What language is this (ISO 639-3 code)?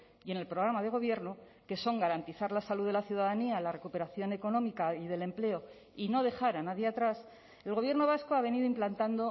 spa